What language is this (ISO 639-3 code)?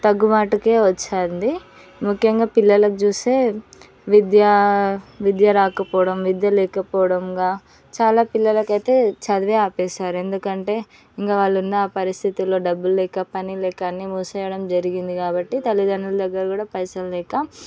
tel